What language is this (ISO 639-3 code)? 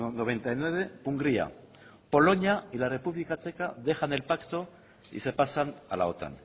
spa